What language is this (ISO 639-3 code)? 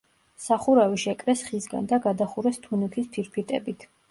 kat